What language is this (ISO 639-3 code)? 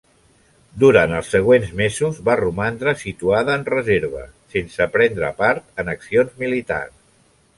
cat